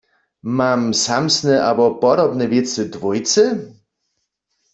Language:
Upper Sorbian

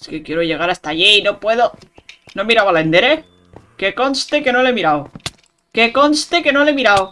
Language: Spanish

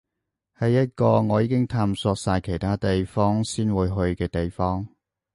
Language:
Cantonese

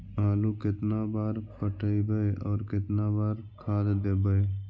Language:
Magahi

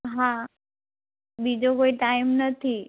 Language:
Gujarati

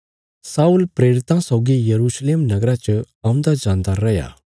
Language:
Bilaspuri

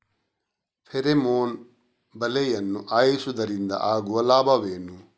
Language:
Kannada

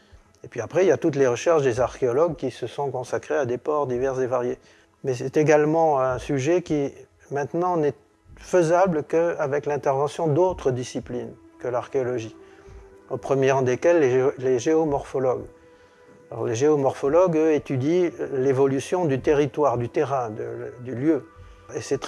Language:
French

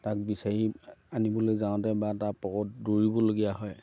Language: Assamese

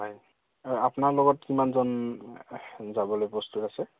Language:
Assamese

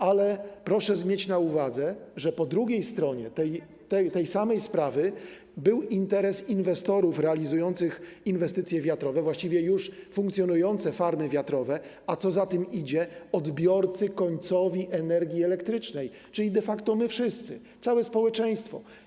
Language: Polish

